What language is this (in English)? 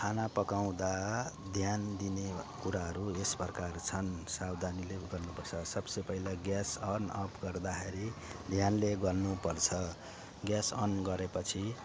Nepali